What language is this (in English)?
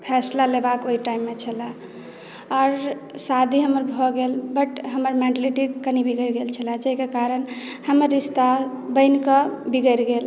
Maithili